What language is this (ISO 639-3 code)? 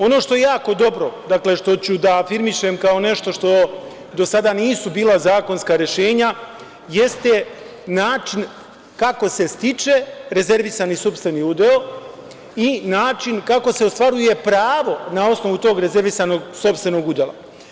srp